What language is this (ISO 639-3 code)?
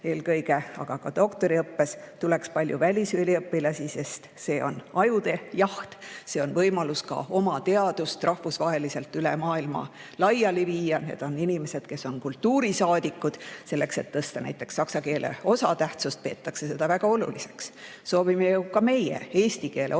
est